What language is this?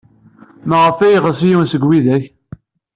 Kabyle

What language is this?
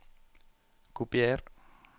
Norwegian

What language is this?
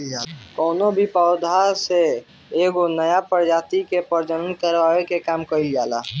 Bhojpuri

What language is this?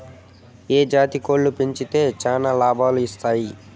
Telugu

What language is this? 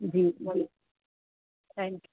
Urdu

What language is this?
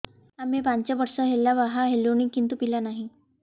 Odia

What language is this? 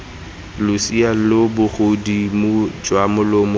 Tswana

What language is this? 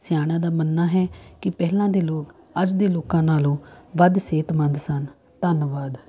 Punjabi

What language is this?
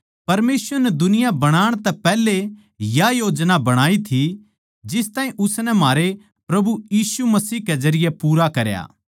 Haryanvi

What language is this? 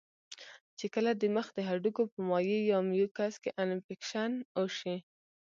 Pashto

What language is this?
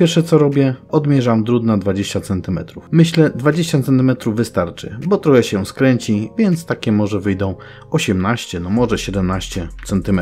Polish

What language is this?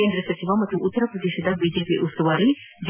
Kannada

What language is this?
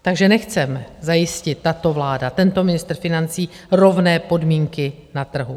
Czech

